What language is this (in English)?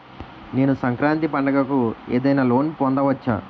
Telugu